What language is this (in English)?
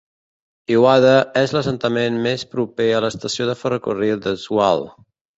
Catalan